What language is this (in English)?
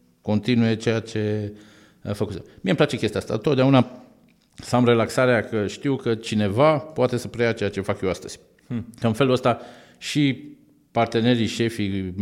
Romanian